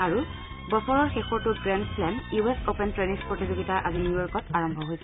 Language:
Assamese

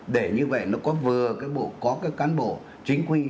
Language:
Vietnamese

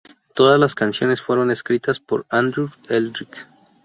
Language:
Spanish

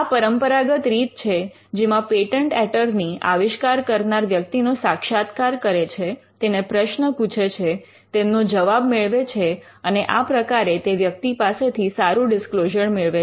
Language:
Gujarati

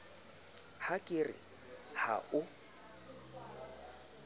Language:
Southern Sotho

